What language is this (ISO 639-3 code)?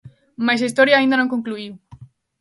glg